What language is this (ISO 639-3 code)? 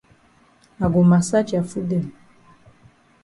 wes